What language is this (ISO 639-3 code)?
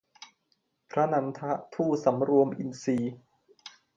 tha